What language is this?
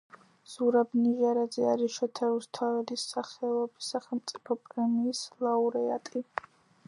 Georgian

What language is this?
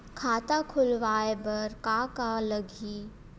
Chhattisgarhi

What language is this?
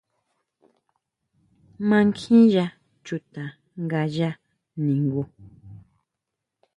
Huautla Mazatec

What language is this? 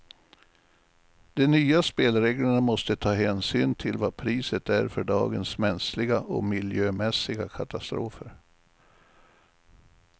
Swedish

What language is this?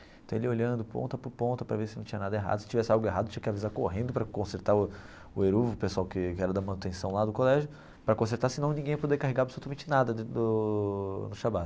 Portuguese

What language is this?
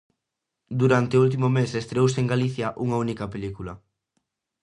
Galician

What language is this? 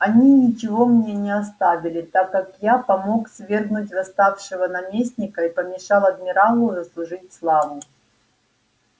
Russian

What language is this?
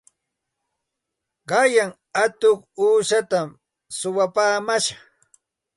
Santa Ana de Tusi Pasco Quechua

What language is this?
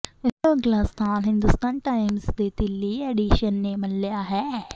Punjabi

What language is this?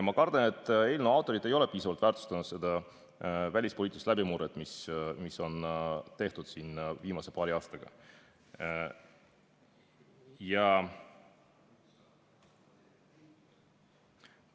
Estonian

